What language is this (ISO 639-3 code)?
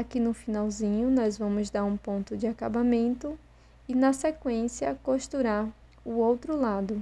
por